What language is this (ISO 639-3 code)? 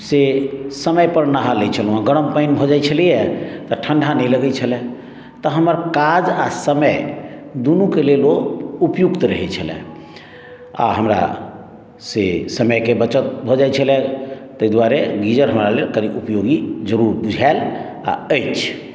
mai